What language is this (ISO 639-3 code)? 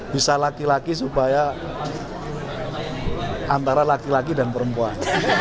ind